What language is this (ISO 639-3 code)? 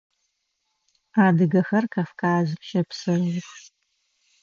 ady